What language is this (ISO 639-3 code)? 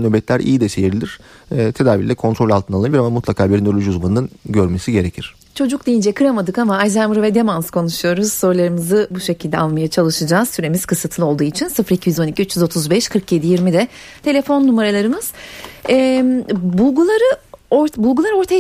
tur